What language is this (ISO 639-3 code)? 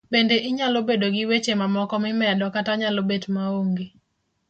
luo